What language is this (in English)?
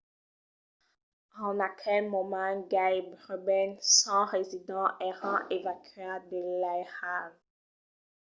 Occitan